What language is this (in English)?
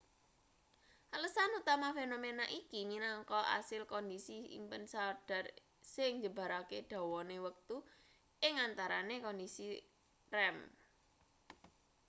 Javanese